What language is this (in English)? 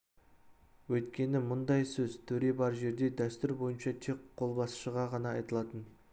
Kazakh